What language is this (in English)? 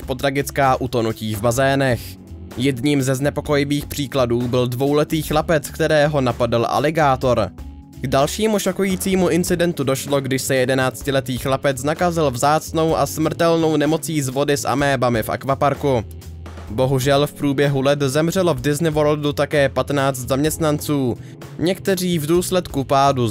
Czech